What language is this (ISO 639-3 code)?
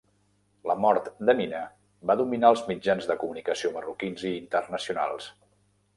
cat